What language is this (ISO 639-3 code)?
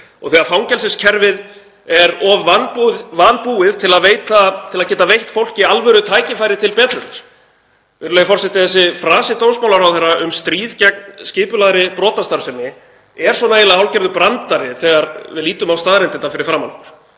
isl